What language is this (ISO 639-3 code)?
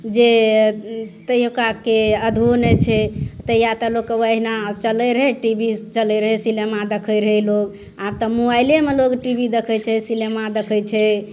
mai